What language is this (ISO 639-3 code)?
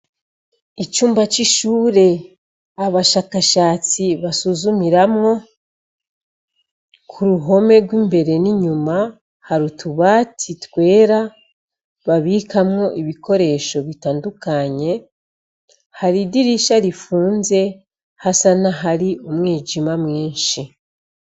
run